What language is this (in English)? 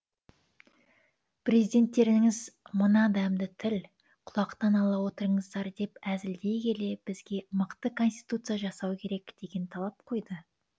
Kazakh